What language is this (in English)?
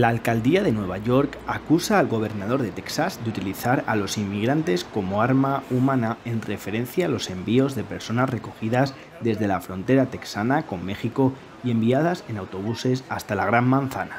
Spanish